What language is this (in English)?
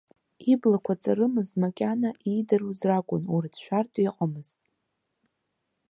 Abkhazian